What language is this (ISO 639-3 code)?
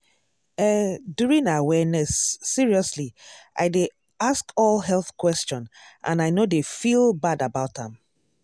pcm